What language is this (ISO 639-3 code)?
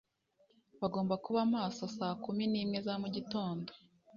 kin